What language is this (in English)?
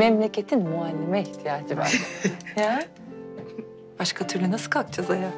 Turkish